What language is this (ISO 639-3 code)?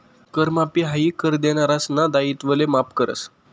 mar